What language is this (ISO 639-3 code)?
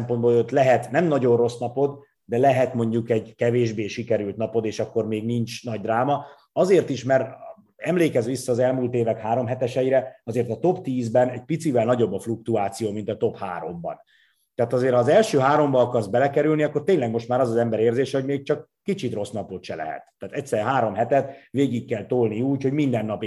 hun